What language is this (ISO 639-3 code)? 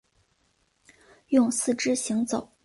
zho